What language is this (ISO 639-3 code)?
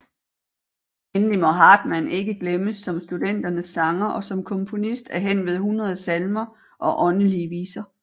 dan